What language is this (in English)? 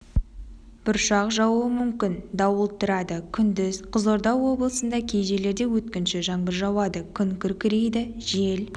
Kazakh